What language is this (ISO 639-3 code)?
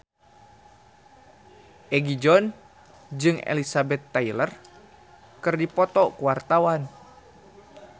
sun